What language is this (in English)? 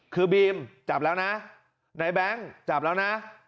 Thai